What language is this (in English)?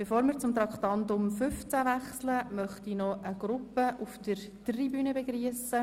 Swiss German